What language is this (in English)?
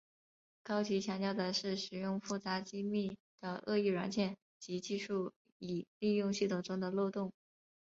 Chinese